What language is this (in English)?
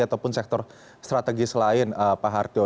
Indonesian